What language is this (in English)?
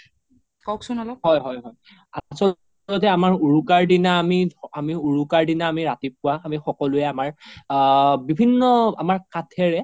Assamese